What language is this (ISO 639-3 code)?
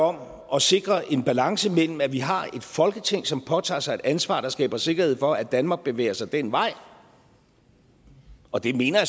dan